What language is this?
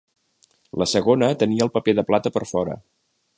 Catalan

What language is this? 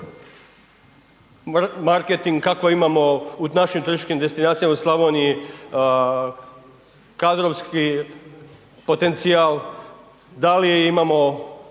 Croatian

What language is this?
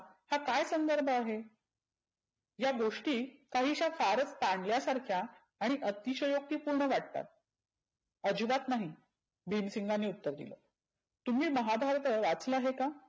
Marathi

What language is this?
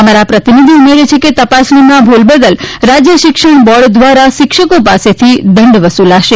Gujarati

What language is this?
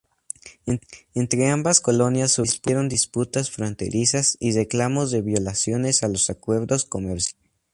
Spanish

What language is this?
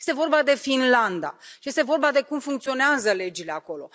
Romanian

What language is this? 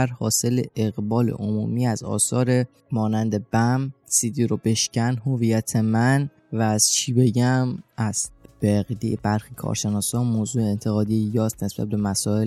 Persian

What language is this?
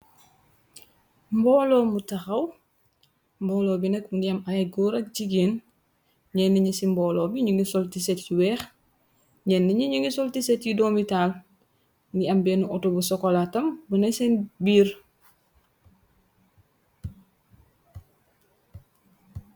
Wolof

